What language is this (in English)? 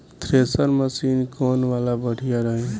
Bhojpuri